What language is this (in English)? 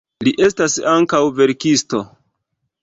Esperanto